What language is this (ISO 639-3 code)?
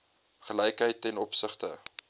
afr